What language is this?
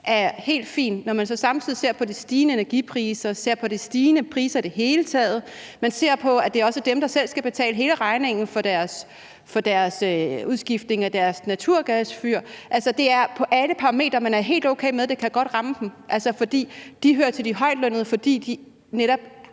Danish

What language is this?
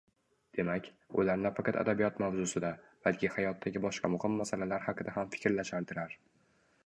Uzbek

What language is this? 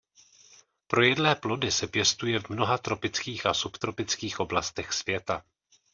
Czech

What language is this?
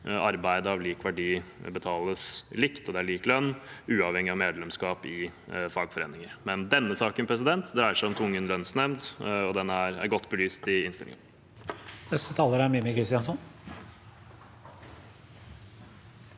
Norwegian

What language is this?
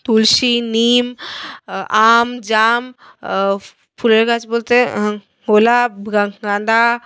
Bangla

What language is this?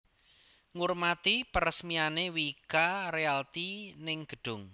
Javanese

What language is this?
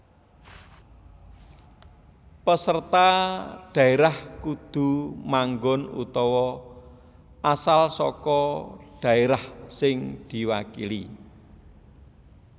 Javanese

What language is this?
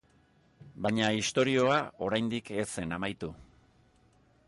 Basque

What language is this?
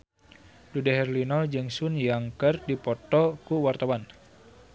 Sundanese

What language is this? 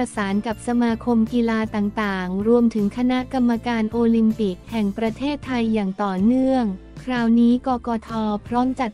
Thai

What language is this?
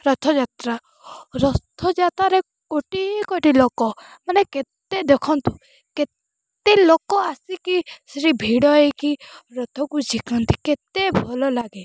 Odia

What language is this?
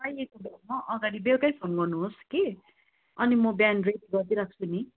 Nepali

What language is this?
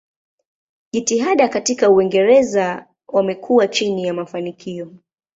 Swahili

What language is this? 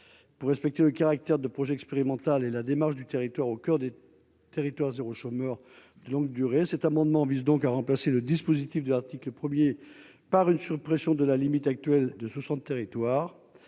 French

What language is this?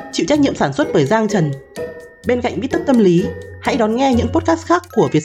Vietnamese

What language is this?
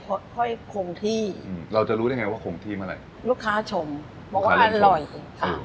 Thai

